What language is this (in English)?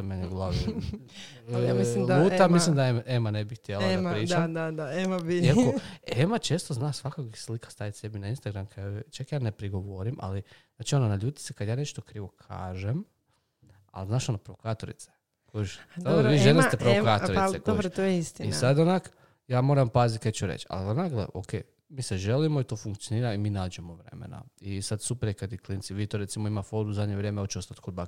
Croatian